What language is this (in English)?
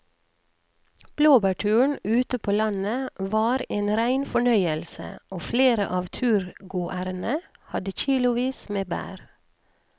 Norwegian